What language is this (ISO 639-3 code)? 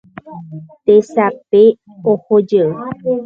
grn